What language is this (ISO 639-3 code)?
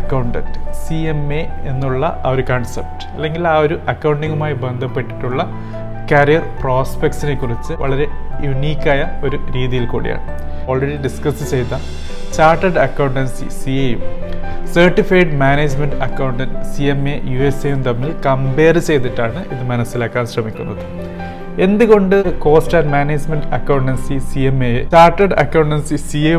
mal